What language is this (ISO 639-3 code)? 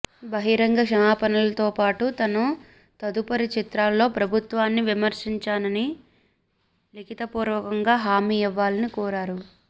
tel